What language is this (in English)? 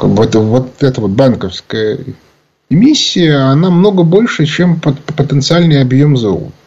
Russian